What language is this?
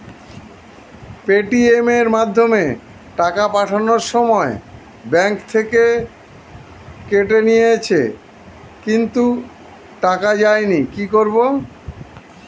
Bangla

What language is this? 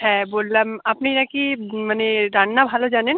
Bangla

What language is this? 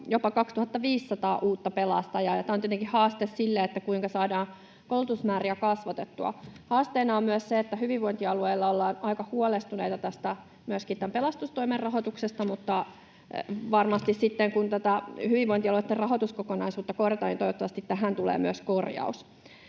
Finnish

